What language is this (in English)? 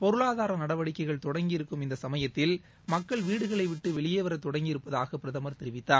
Tamil